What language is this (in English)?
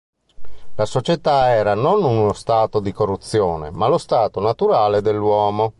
Italian